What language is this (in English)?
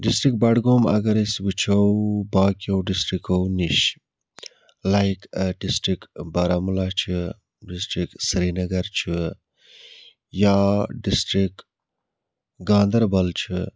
Kashmiri